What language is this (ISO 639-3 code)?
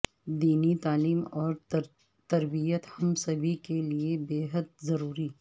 urd